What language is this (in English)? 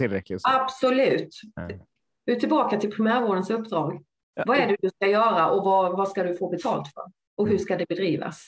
Swedish